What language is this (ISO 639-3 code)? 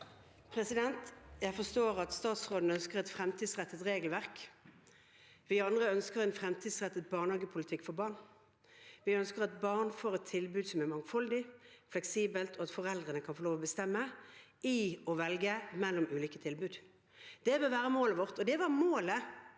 nor